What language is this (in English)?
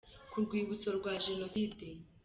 Kinyarwanda